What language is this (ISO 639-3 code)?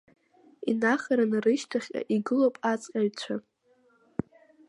abk